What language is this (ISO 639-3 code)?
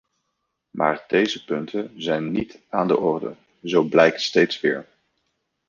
nld